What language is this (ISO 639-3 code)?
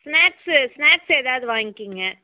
tam